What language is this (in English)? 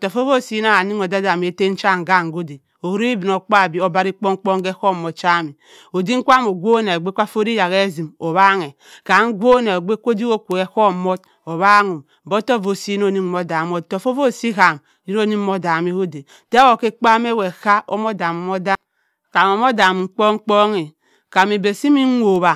Cross River Mbembe